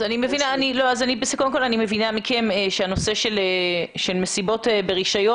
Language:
Hebrew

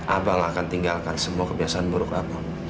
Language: Indonesian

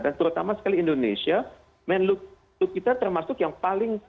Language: Indonesian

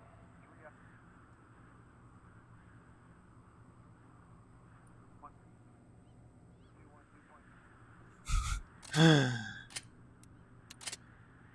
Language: German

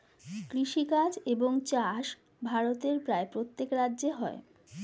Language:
Bangla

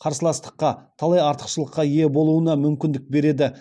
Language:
Kazakh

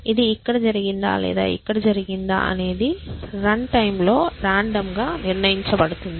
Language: Telugu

